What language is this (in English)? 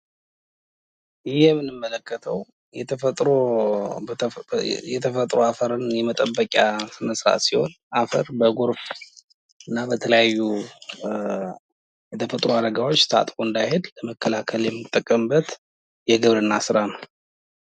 Amharic